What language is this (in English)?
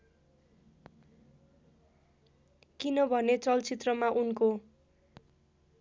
Nepali